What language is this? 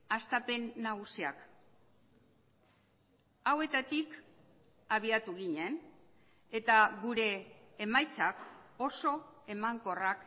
Basque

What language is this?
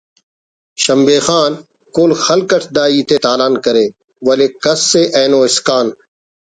Brahui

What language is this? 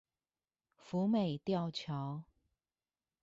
Chinese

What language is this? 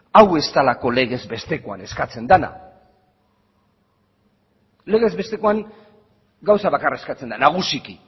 Basque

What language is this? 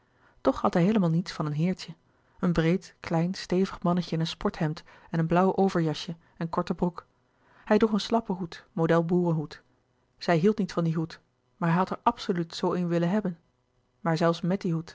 Dutch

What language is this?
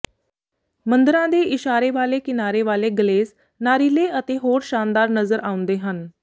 Punjabi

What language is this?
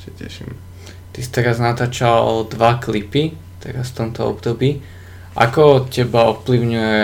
Slovak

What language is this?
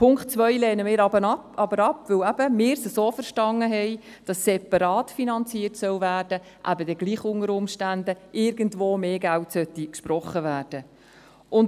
Swiss German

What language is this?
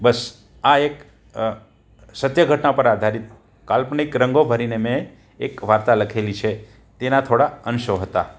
Gujarati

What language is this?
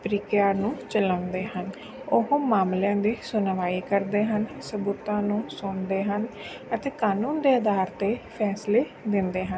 Punjabi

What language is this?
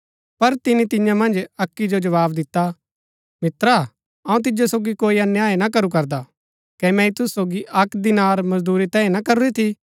Gaddi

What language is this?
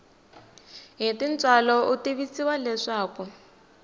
Tsonga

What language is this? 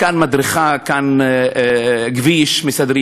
Hebrew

